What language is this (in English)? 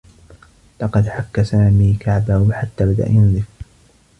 Arabic